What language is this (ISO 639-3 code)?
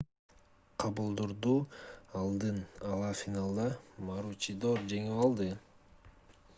kir